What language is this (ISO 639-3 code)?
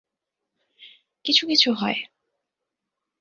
ben